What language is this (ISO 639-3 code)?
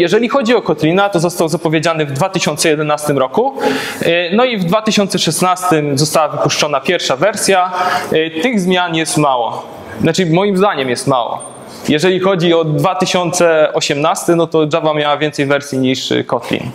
pol